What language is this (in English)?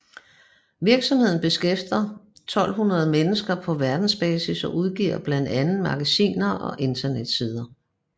Danish